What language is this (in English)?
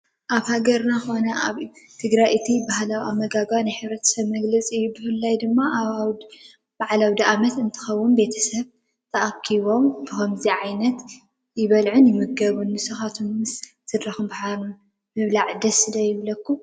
Tigrinya